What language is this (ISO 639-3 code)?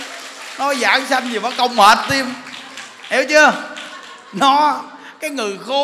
vie